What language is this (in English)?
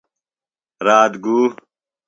Phalura